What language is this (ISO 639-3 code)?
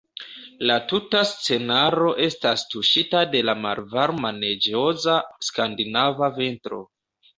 epo